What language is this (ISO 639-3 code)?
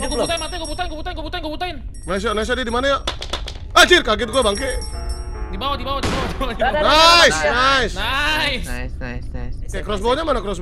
ind